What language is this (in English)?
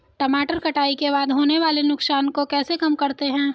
Hindi